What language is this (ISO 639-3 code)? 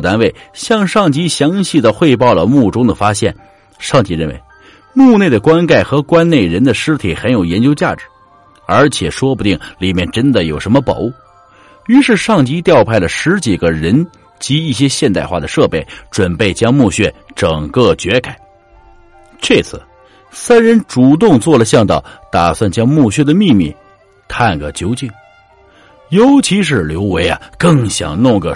zho